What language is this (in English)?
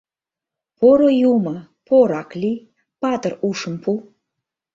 Mari